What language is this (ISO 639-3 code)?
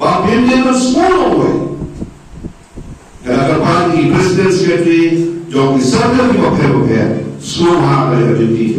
ind